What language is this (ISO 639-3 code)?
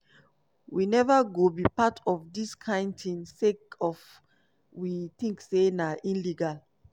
pcm